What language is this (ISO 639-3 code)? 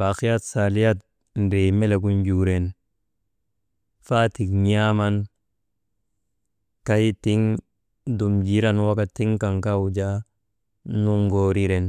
mde